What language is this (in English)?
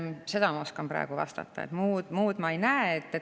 Estonian